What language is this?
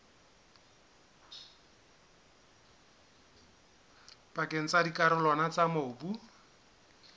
Southern Sotho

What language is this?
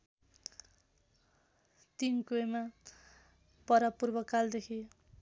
Nepali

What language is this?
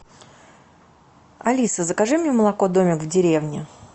Russian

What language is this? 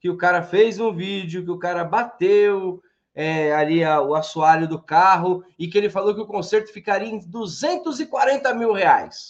Portuguese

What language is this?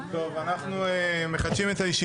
Hebrew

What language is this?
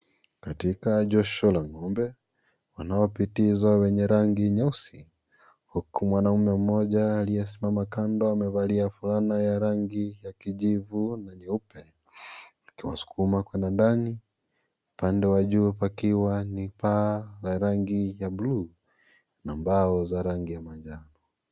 Swahili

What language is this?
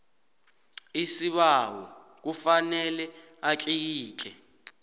South Ndebele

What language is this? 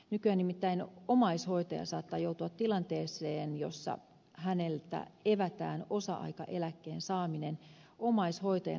Finnish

